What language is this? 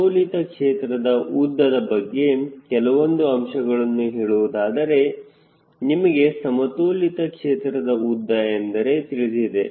Kannada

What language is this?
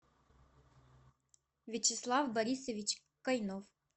Russian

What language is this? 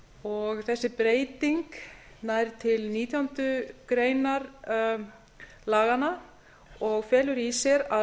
Icelandic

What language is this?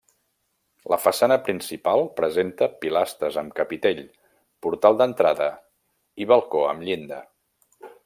Catalan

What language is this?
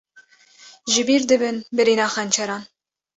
Kurdish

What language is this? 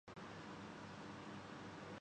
Urdu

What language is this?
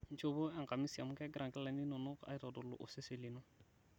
Masai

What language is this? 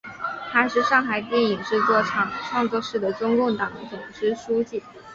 Chinese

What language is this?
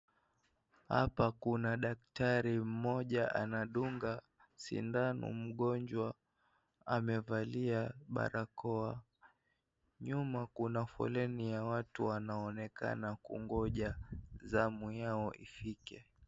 Swahili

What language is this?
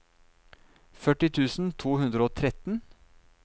Norwegian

